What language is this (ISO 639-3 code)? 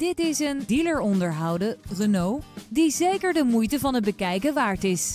nld